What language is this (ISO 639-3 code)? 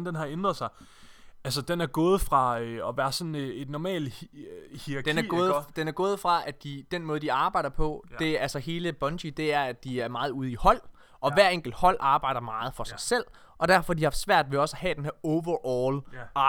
dan